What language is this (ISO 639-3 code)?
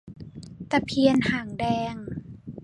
tha